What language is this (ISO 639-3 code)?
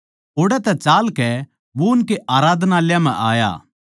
bgc